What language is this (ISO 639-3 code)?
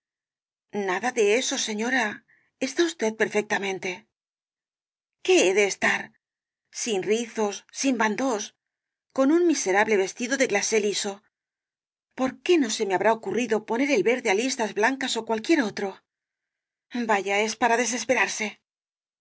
spa